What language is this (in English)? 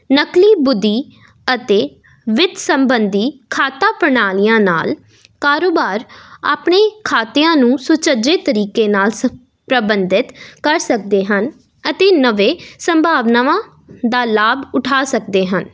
Punjabi